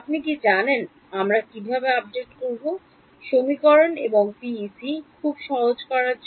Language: Bangla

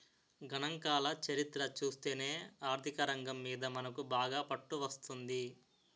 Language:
Telugu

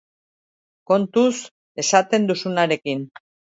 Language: Basque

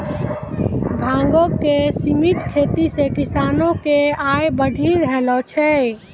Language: Maithili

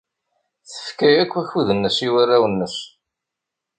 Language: Kabyle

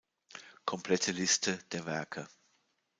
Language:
German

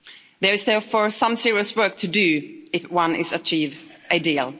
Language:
English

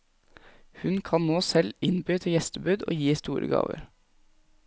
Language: Norwegian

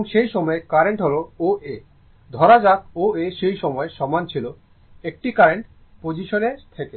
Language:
Bangla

